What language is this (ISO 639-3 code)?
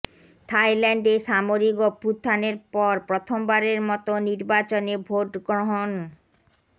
ben